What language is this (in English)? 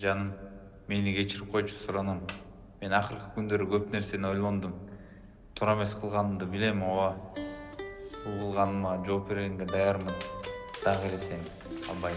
Russian